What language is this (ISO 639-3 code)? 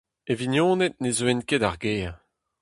bre